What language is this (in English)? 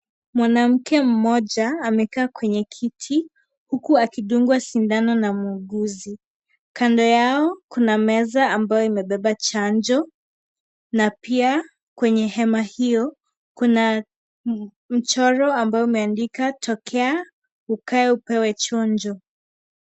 Swahili